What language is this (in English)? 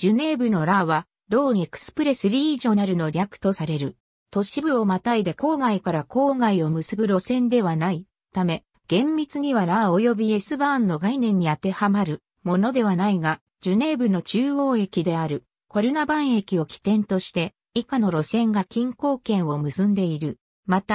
Japanese